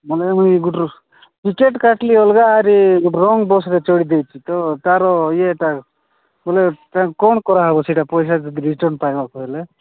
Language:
Odia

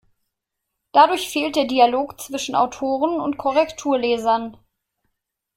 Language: German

